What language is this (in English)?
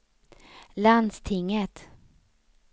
Swedish